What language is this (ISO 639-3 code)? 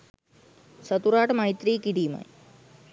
sin